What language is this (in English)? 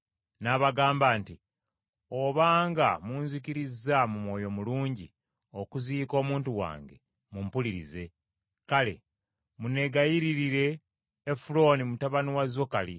Ganda